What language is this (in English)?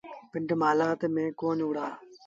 Sindhi Bhil